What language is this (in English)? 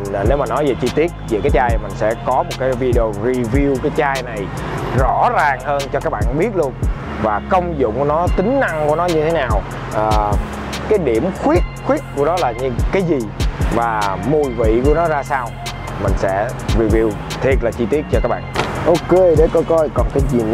Vietnamese